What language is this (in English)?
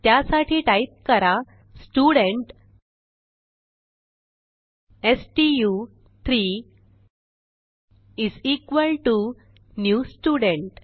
Marathi